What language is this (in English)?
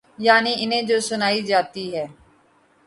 Urdu